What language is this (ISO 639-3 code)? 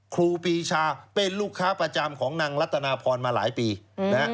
tha